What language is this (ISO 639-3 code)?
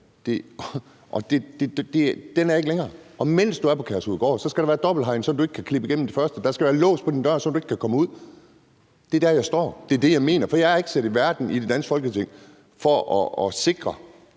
dan